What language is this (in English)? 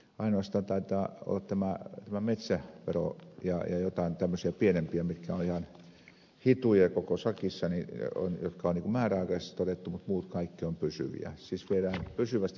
Finnish